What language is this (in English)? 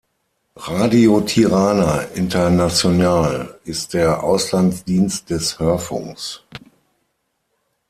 German